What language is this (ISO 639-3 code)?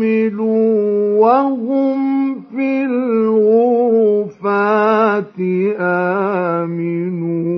ara